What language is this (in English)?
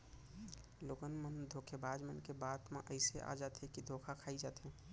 Chhattisgarhi